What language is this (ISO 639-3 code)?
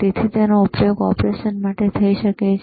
guj